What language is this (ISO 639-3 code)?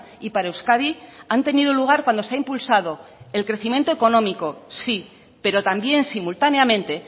spa